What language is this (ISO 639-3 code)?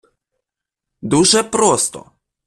ukr